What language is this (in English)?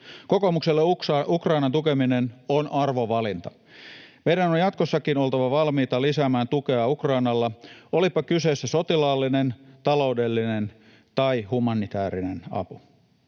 Finnish